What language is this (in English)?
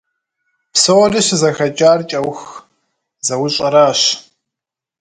Kabardian